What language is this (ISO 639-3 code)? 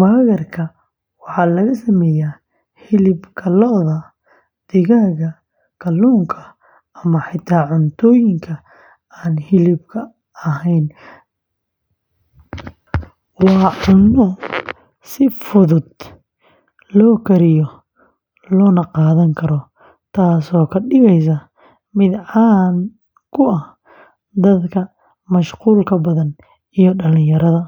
som